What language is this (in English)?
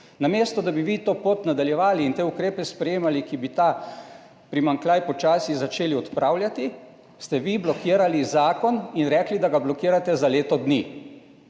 Slovenian